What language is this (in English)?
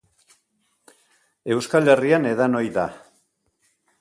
Basque